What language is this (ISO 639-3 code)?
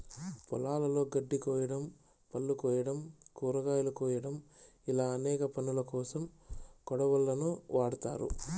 tel